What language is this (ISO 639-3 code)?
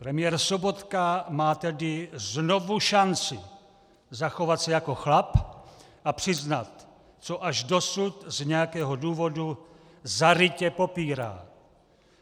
ces